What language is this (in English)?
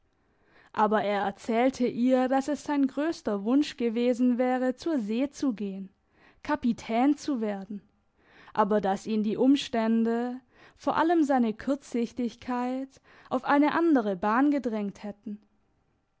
German